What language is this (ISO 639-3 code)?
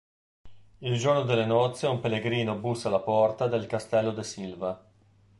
ita